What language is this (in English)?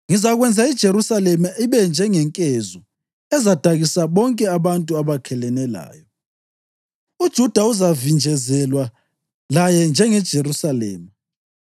North Ndebele